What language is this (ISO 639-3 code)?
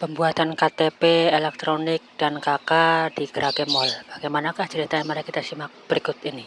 ind